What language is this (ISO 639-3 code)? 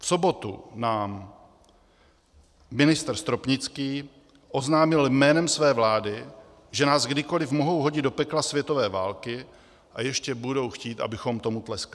ces